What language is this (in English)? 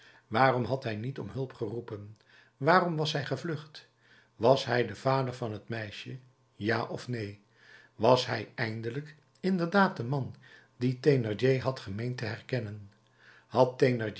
Dutch